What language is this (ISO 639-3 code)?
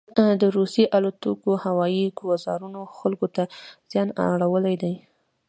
pus